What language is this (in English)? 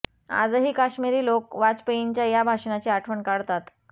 Marathi